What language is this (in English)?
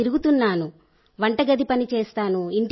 Telugu